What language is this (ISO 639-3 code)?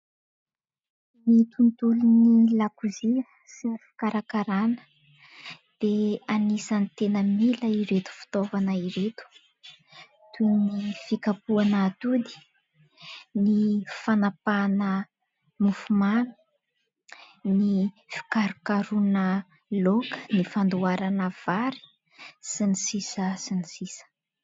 mlg